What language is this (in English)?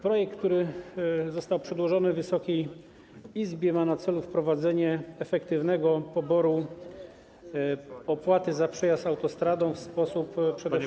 Polish